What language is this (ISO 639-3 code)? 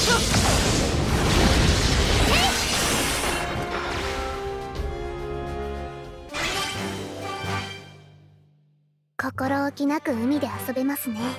jpn